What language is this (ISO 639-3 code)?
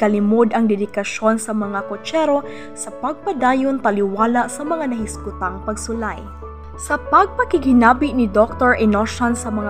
fil